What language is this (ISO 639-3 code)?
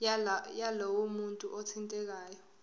zul